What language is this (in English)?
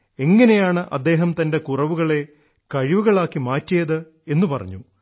Malayalam